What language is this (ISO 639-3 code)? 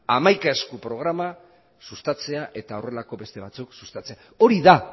eus